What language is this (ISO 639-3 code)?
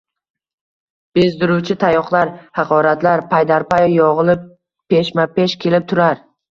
uzb